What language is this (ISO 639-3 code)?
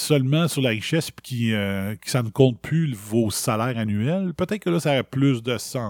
fra